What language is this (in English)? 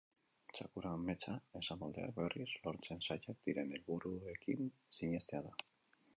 Basque